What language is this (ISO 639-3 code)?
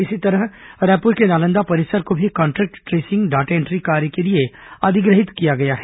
hin